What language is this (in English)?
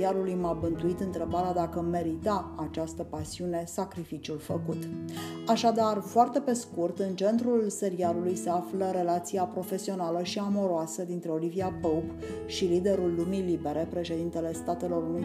Romanian